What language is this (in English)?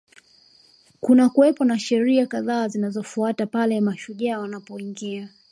Swahili